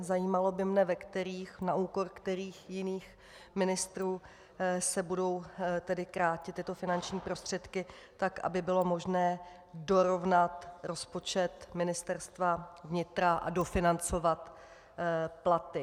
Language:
Czech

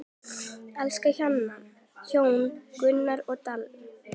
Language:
Icelandic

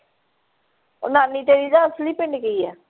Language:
Punjabi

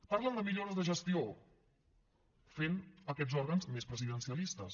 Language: Catalan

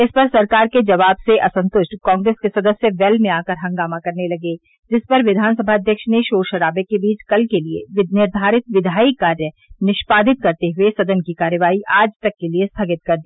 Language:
Hindi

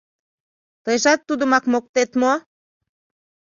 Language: Mari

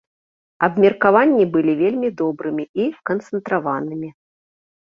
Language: Belarusian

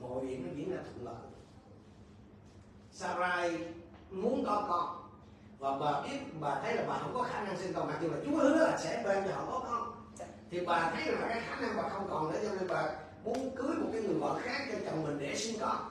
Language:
Vietnamese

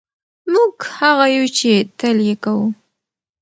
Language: Pashto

